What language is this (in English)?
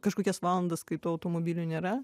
Lithuanian